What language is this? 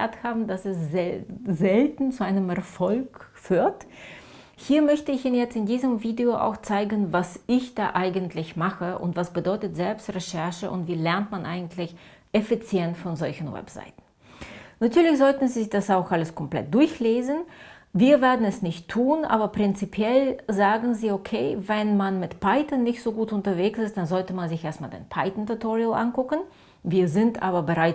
German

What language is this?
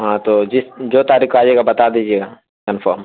Urdu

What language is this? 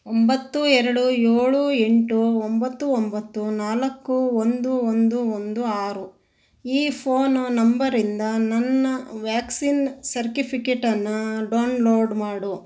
Kannada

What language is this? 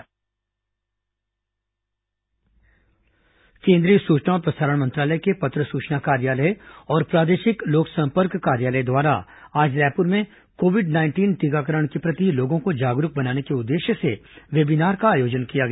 Hindi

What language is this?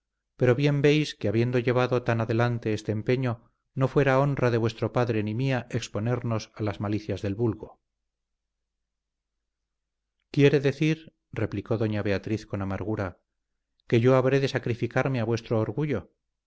Spanish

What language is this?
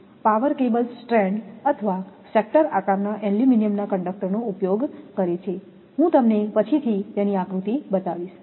Gujarati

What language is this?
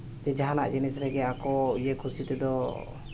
Santali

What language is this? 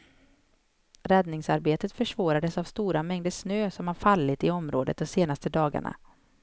Swedish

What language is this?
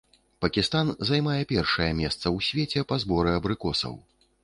Belarusian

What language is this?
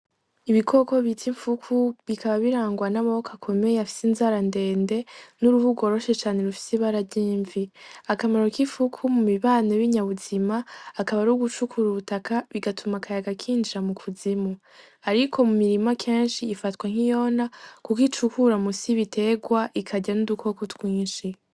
Rundi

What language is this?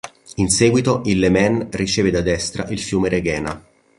Italian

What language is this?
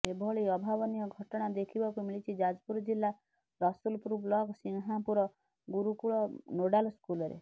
Odia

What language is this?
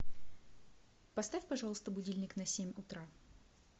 Russian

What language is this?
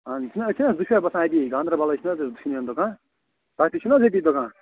Kashmiri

